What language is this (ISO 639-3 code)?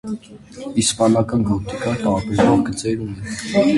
hye